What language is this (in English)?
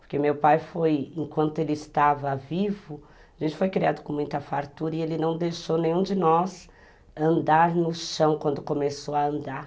Portuguese